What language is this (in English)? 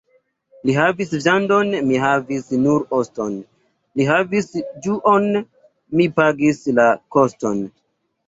Esperanto